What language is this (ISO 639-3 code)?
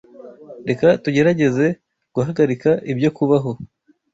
kin